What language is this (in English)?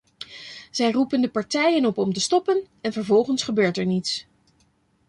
Dutch